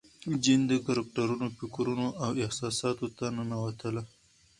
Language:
Pashto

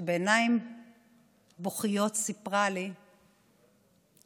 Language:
Hebrew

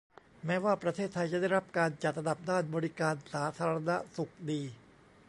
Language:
Thai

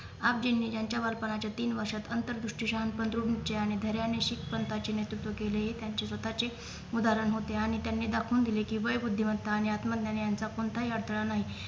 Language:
Marathi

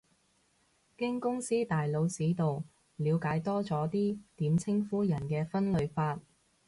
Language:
Cantonese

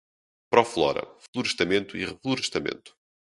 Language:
Portuguese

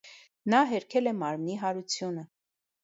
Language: Armenian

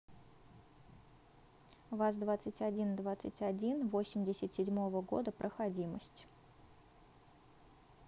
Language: Russian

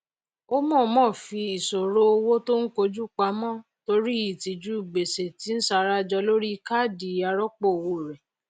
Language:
Yoruba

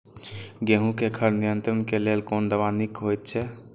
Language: Maithili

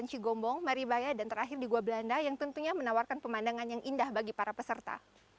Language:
Indonesian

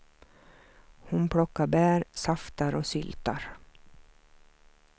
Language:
Swedish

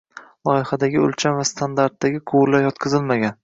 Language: Uzbek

